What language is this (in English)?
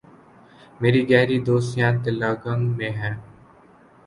Urdu